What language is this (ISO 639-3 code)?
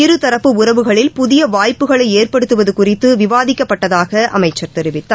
tam